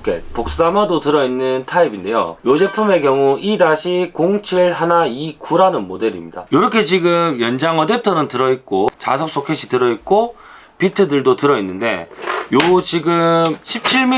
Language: Korean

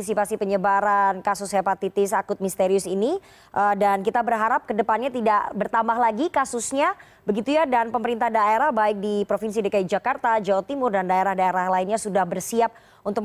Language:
Indonesian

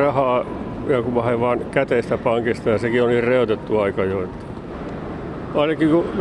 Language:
Finnish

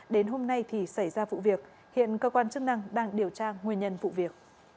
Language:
Vietnamese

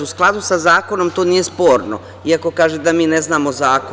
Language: Serbian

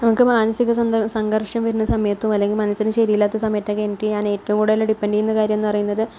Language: Malayalam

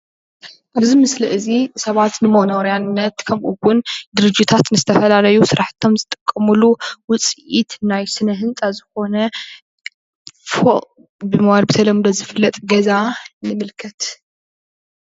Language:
Tigrinya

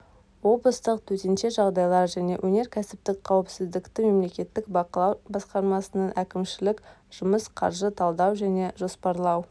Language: Kazakh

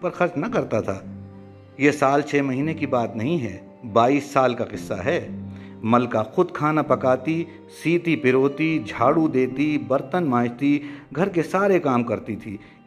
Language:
Urdu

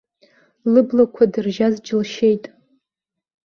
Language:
Abkhazian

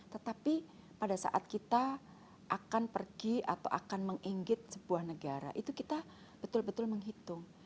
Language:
Indonesian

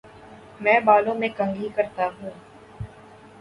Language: Urdu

